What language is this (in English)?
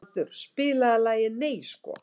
Icelandic